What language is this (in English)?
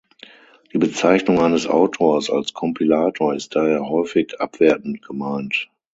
German